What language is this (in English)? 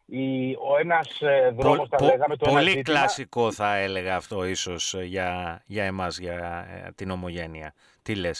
Greek